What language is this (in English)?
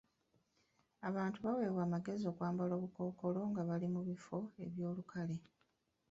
Ganda